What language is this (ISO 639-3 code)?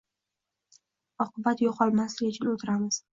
uzb